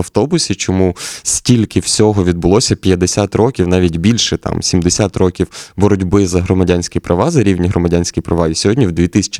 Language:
Ukrainian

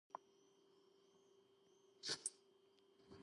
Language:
Georgian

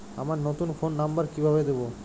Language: Bangla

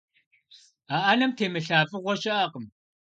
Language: Kabardian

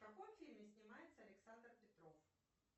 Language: Russian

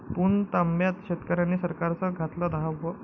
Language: Marathi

